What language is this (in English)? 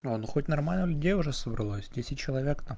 Russian